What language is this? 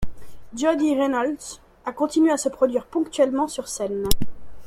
French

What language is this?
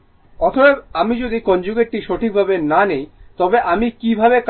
Bangla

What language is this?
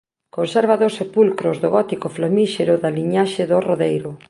Galician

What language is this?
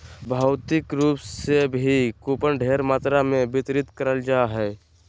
Magahi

